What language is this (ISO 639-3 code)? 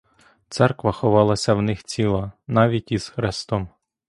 ukr